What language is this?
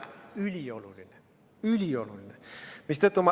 Estonian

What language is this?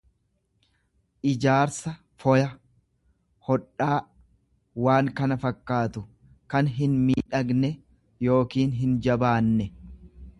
Oromo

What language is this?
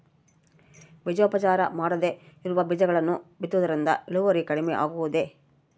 Kannada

